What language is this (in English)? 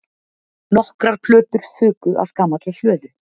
Icelandic